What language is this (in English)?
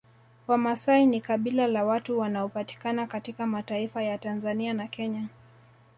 Swahili